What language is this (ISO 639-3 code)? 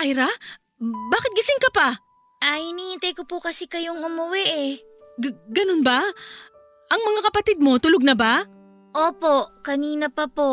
fil